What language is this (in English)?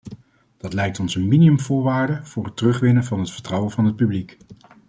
Dutch